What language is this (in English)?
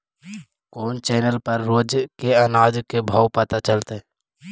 Magahi